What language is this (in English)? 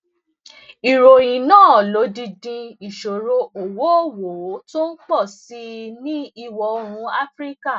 Yoruba